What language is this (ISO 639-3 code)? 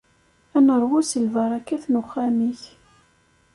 kab